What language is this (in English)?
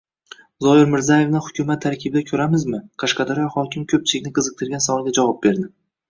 Uzbek